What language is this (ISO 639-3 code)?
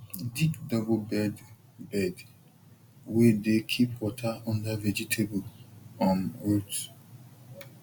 pcm